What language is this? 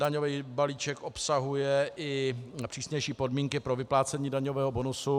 Czech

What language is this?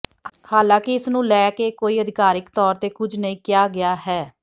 Punjabi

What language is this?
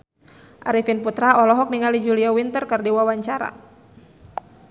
Sundanese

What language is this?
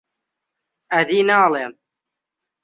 Central Kurdish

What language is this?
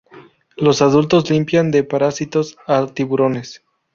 Spanish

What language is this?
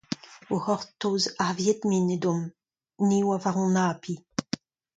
Breton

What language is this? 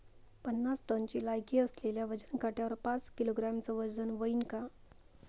Marathi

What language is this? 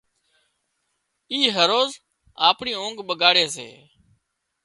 Wadiyara Koli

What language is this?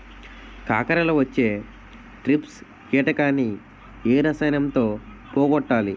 Telugu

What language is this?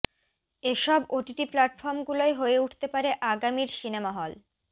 Bangla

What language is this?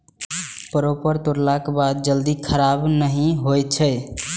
Maithili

